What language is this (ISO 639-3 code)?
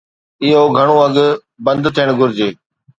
snd